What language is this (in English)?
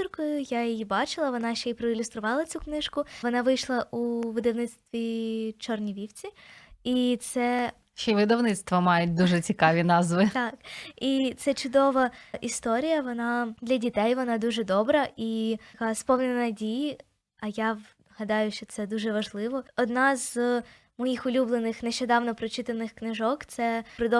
Ukrainian